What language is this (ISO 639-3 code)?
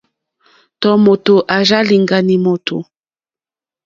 bri